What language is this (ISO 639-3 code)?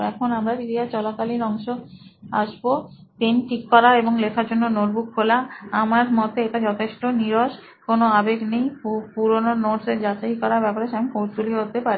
ben